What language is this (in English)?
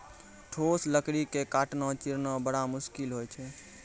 Maithili